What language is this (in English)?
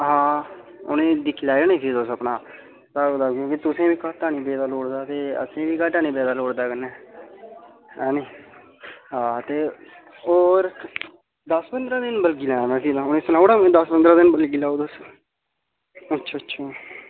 Dogri